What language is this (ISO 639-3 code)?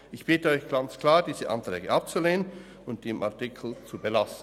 gsw